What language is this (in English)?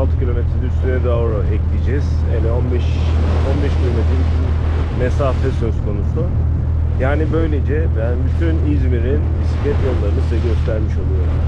Turkish